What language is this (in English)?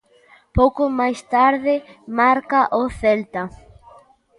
Galician